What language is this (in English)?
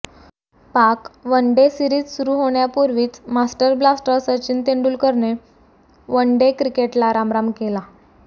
Marathi